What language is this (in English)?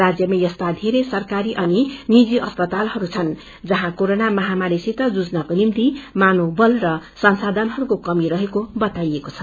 Nepali